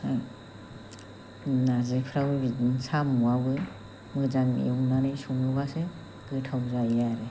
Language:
Bodo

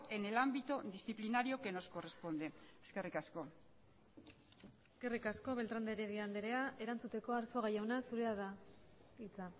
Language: Basque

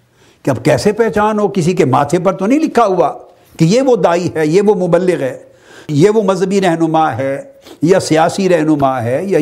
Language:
Urdu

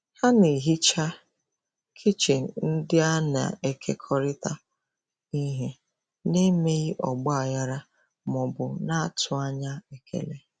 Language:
Igbo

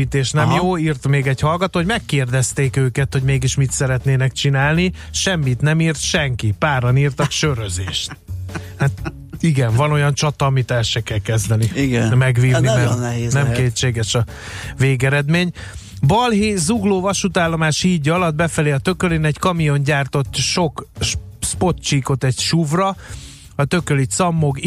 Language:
Hungarian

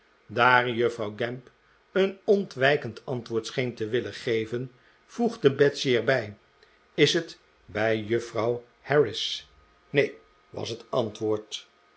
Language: Dutch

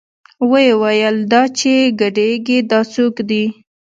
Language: Pashto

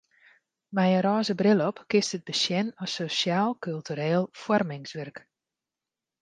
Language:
Western Frisian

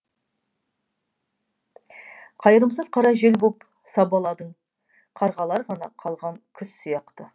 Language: Kazakh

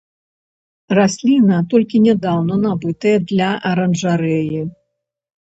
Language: Belarusian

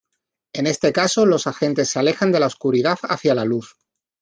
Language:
Spanish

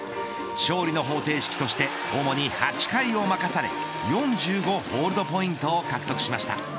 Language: Japanese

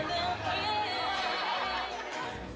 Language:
Indonesian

